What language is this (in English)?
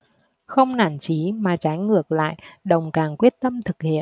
Vietnamese